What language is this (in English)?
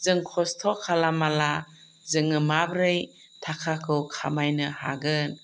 Bodo